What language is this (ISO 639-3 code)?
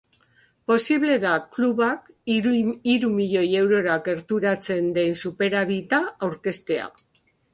eus